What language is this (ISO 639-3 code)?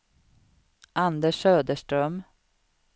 swe